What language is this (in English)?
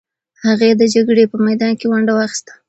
Pashto